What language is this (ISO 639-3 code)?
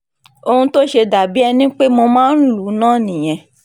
yor